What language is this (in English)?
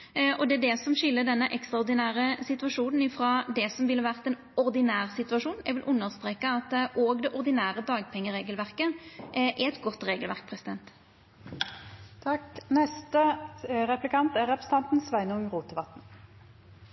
Norwegian Nynorsk